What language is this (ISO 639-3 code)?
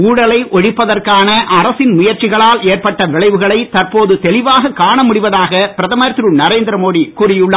tam